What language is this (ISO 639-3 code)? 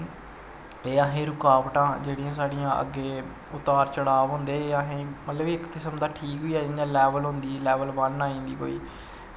doi